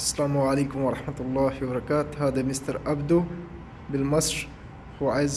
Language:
Arabic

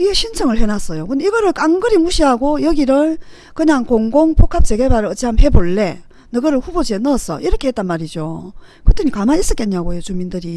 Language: Korean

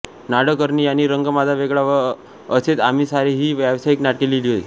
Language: Marathi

